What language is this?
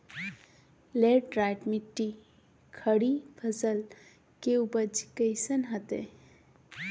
Magahi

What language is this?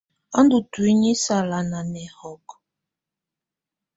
Tunen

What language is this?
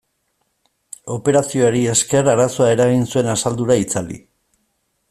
Basque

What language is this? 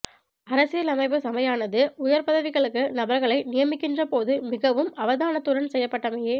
Tamil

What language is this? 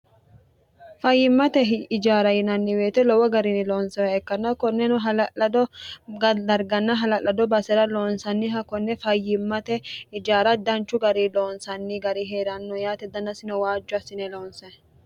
Sidamo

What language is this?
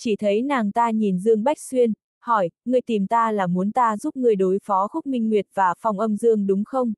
Vietnamese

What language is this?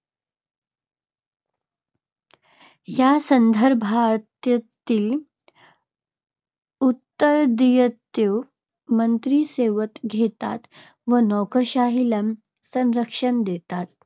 Marathi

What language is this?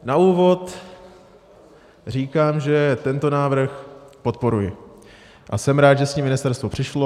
Czech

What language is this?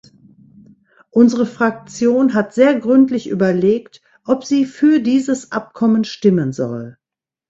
German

